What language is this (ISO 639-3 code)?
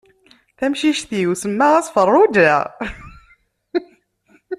kab